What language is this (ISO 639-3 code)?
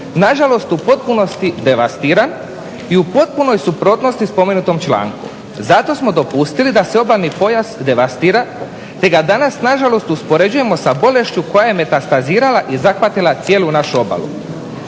hrv